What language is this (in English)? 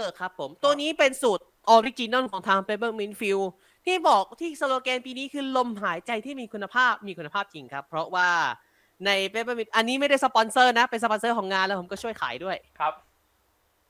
Thai